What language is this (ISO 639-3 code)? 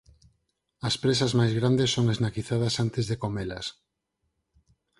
glg